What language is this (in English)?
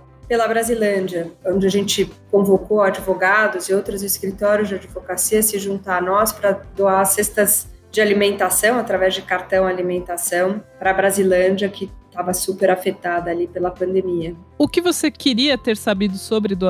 Portuguese